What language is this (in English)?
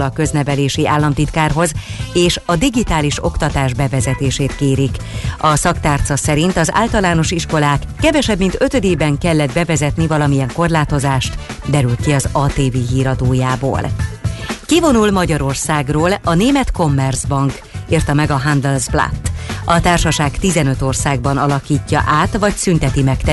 Hungarian